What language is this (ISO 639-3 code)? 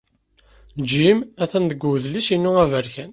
kab